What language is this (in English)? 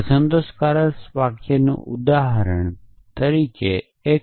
Gujarati